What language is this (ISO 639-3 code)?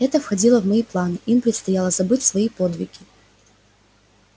rus